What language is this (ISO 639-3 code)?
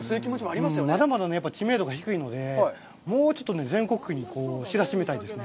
jpn